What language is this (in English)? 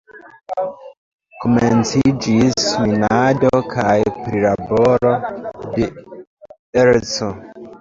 Esperanto